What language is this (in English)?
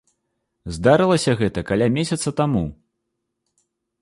Belarusian